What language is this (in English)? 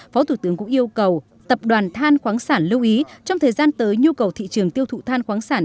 Vietnamese